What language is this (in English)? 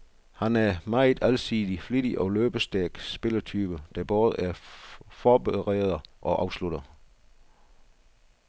Danish